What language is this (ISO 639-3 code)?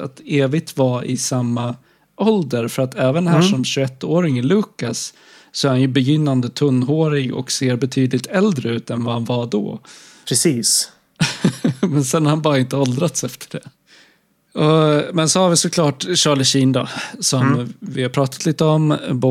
swe